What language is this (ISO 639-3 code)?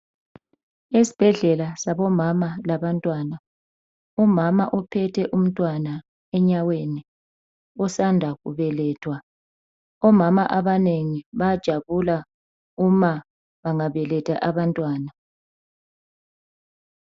nde